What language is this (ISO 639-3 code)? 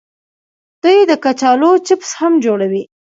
pus